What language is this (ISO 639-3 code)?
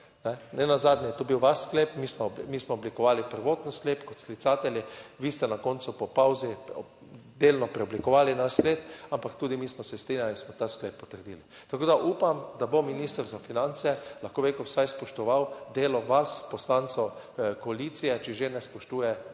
slv